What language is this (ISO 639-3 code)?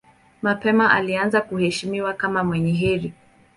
swa